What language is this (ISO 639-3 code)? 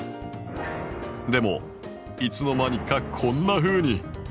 jpn